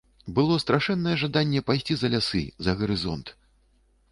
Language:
Belarusian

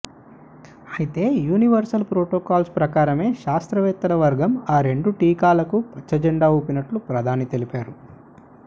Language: Telugu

